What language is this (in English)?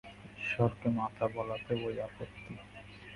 Bangla